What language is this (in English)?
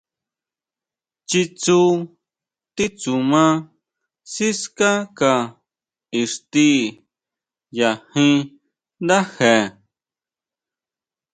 Huautla Mazatec